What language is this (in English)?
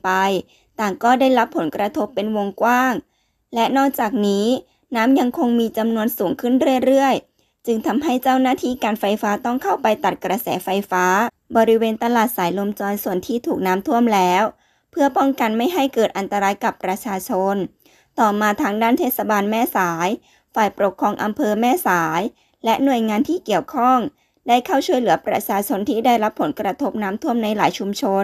Thai